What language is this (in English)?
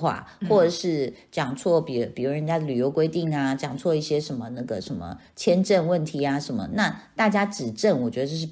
Chinese